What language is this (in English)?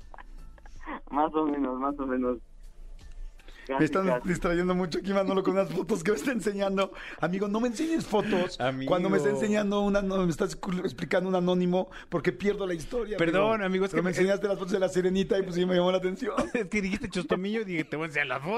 Spanish